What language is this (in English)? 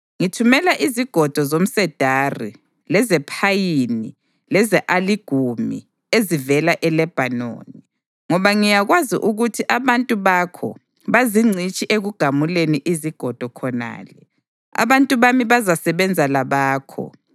North Ndebele